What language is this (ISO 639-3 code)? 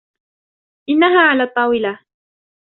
ara